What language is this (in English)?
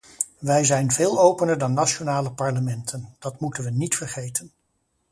Dutch